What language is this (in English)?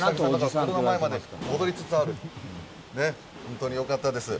Japanese